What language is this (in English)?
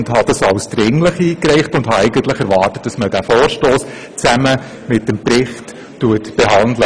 Swiss German